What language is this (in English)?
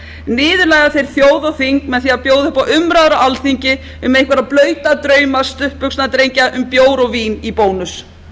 Icelandic